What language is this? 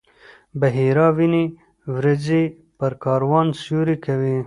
Pashto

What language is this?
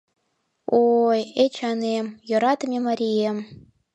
Mari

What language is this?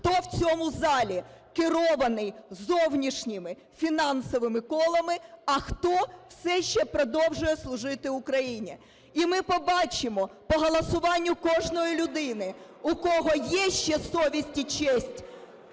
Ukrainian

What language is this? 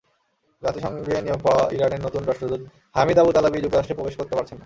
Bangla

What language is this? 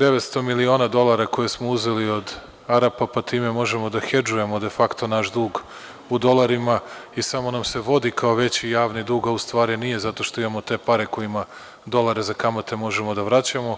Serbian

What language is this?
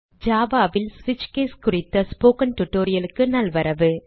Tamil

